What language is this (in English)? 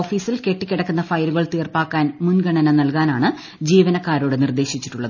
Malayalam